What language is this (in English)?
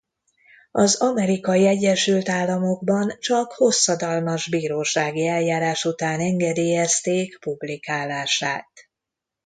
Hungarian